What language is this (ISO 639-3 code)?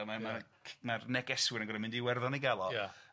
cym